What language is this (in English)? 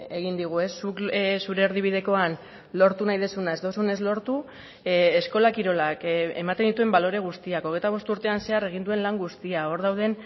Basque